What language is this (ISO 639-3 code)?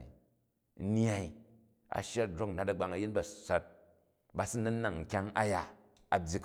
kaj